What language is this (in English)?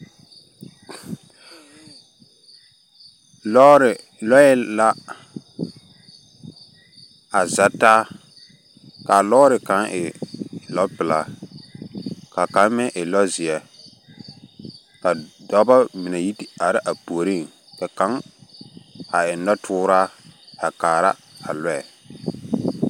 Southern Dagaare